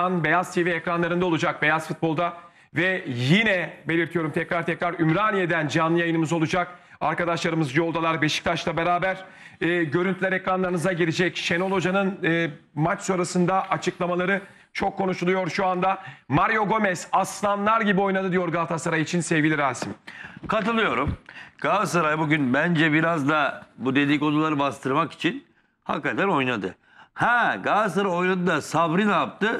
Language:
Turkish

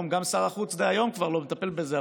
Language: Hebrew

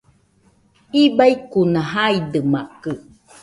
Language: Nüpode Huitoto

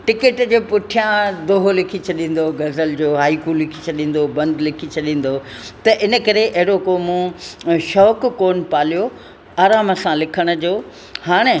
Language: Sindhi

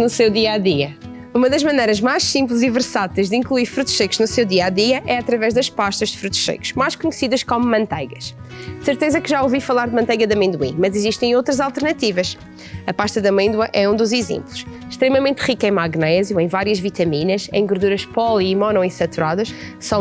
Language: Portuguese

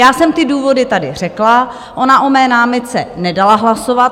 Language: Czech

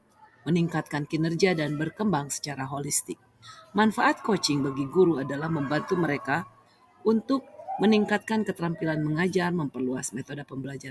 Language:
Indonesian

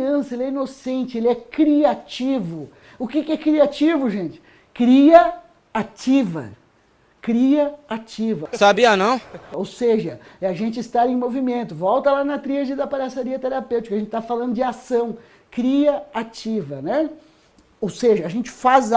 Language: Portuguese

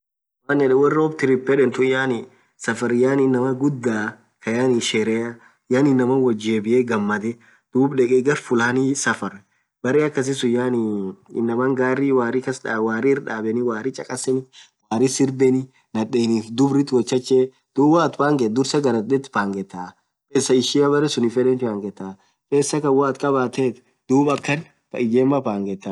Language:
Orma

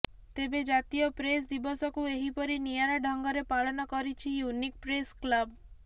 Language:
Odia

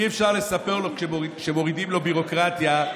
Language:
Hebrew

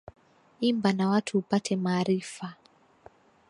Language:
Swahili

